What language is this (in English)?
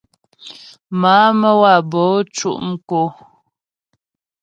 Ghomala